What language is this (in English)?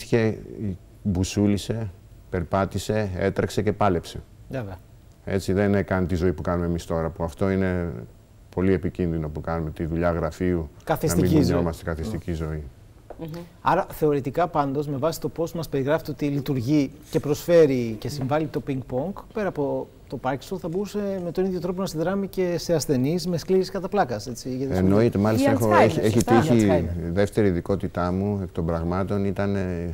Greek